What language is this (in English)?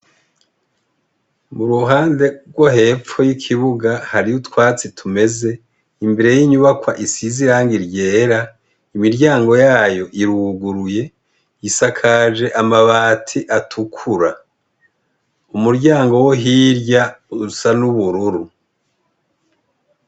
Rundi